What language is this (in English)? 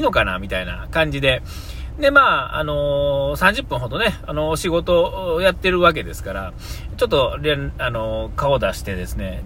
Japanese